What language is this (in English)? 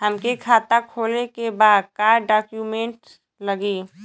Bhojpuri